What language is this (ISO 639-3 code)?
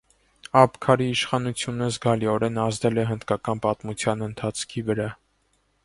hye